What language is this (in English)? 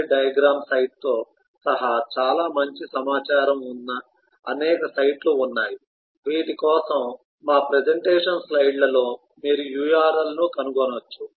Telugu